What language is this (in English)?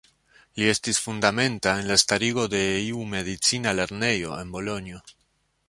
Esperanto